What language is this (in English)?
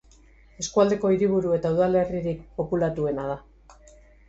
Basque